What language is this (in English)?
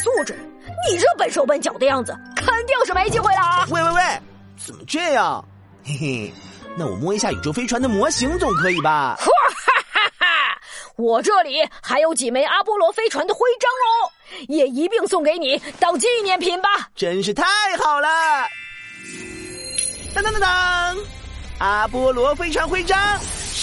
Chinese